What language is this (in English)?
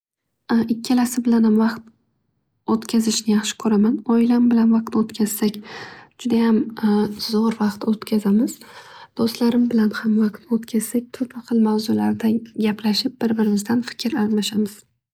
Uzbek